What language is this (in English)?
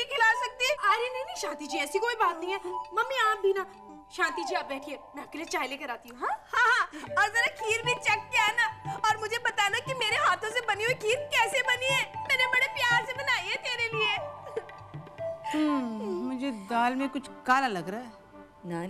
Hindi